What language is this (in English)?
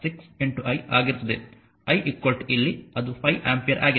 Kannada